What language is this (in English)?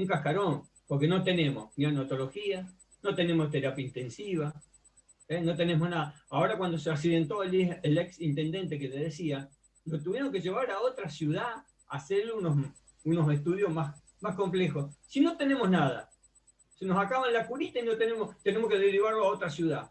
Spanish